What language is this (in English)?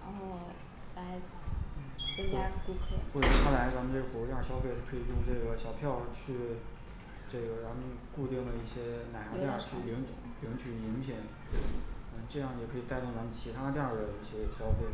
Chinese